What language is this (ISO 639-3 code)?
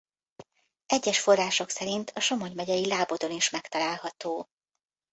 hun